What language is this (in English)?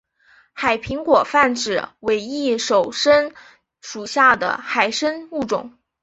Chinese